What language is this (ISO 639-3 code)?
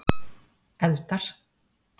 isl